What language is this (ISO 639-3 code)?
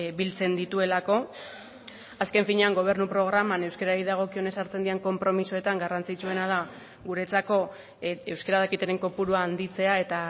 eus